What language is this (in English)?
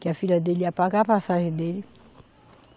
Portuguese